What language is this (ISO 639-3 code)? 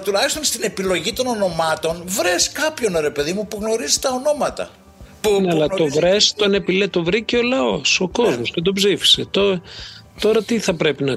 ell